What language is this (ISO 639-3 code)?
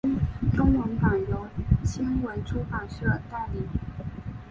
zho